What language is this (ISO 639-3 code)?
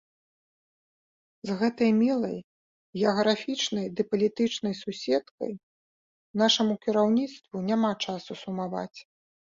bel